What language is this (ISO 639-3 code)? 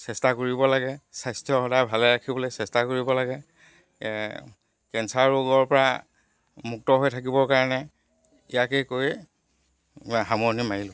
asm